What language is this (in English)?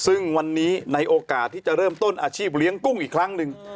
Thai